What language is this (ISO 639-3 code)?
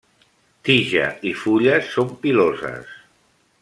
cat